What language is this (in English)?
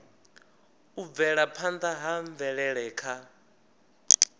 Venda